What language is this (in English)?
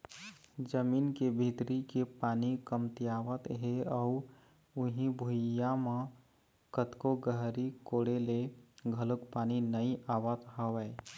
Chhattisgarhi